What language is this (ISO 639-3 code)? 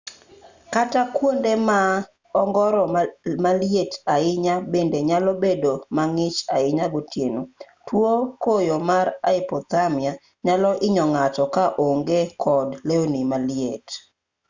luo